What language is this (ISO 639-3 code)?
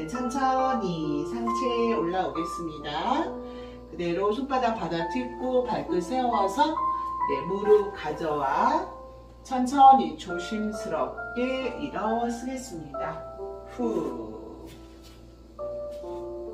kor